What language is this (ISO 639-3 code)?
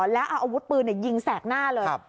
tha